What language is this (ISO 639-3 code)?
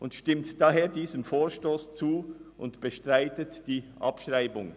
gsw